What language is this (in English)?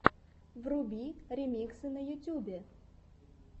Russian